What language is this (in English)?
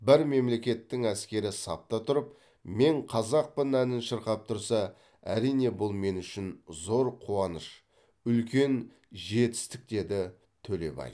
Kazakh